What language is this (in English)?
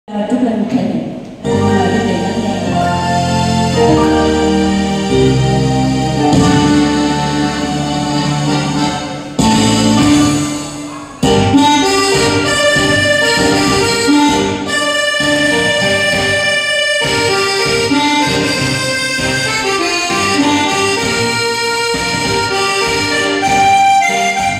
Vietnamese